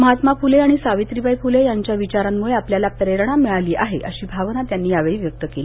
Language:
Marathi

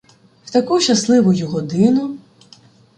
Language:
Ukrainian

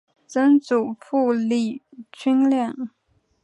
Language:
Chinese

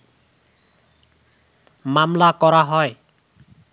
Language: Bangla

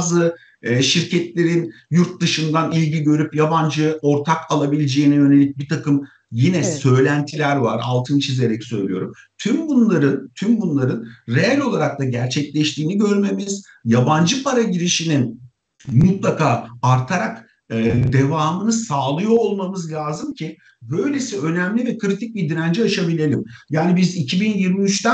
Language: Turkish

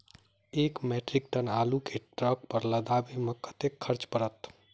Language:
Maithili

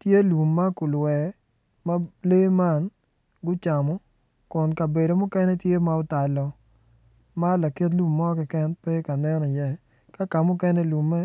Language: Acoli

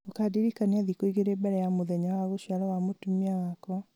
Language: Kikuyu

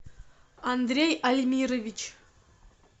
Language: Russian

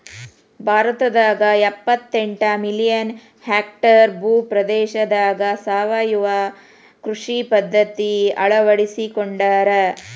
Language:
Kannada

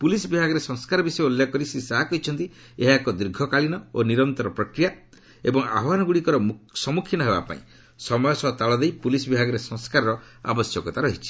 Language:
Odia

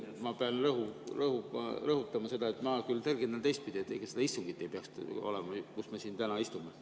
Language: Estonian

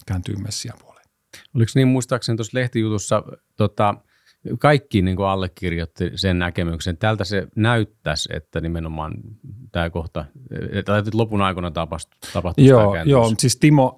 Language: Finnish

